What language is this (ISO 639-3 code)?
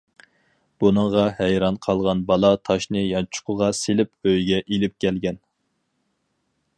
uig